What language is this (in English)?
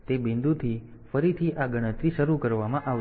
Gujarati